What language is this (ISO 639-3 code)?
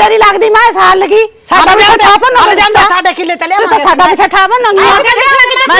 pan